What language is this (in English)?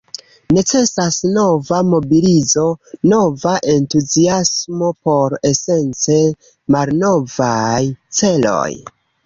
Esperanto